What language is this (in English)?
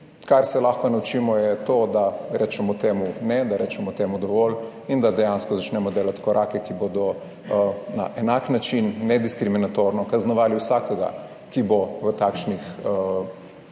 Slovenian